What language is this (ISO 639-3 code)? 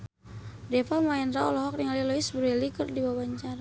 sun